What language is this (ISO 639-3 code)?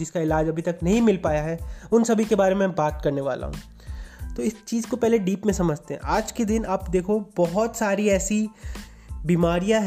hin